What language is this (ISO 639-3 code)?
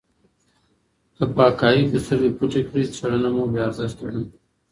pus